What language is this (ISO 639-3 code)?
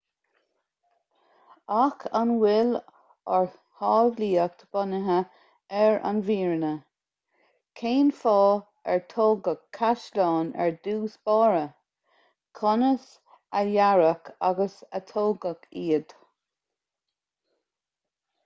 gle